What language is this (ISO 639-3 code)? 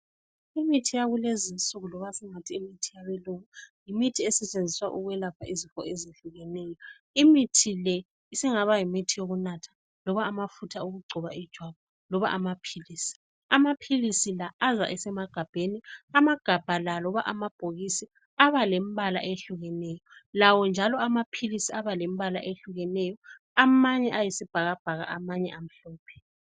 nde